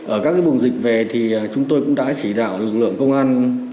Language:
Vietnamese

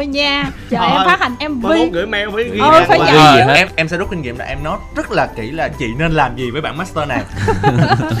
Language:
Vietnamese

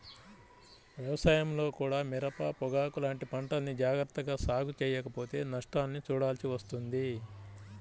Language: Telugu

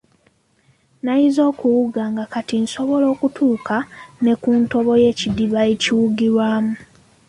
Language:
Ganda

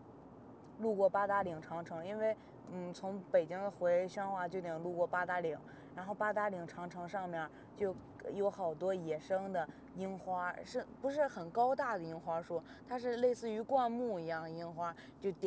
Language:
Chinese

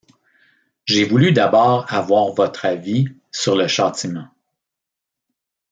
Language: French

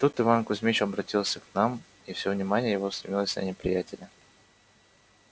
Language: Russian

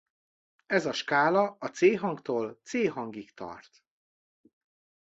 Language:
Hungarian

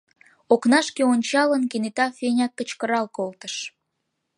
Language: Mari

